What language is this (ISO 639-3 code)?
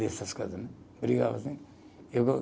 por